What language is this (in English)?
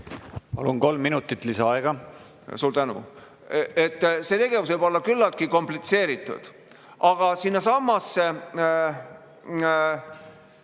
Estonian